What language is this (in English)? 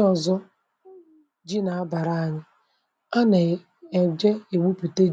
Igbo